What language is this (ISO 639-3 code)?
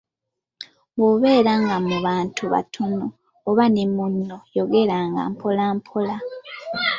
lug